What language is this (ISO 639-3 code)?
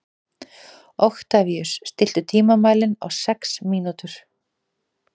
isl